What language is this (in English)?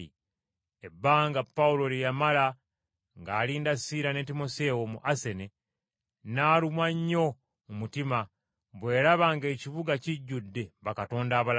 Ganda